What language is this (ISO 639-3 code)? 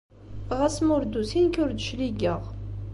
kab